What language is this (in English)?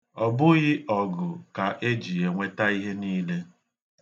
Igbo